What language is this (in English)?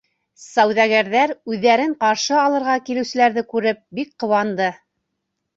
Bashkir